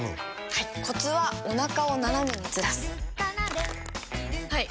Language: Japanese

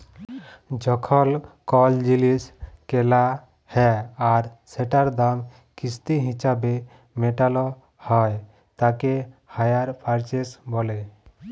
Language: Bangla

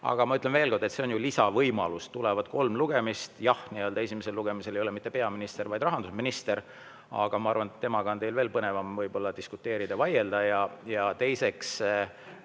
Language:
Estonian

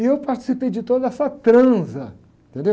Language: Portuguese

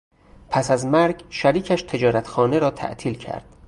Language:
Persian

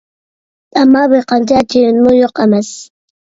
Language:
Uyghur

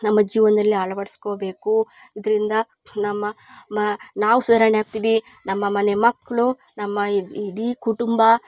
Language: Kannada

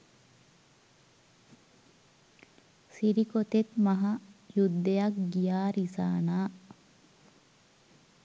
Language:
Sinhala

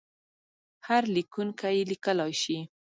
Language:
Pashto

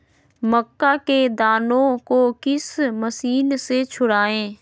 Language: Magahi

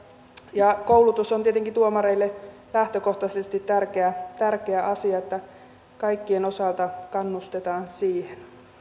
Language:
Finnish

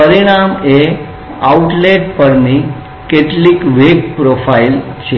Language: Gujarati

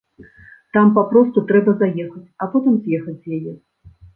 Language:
Belarusian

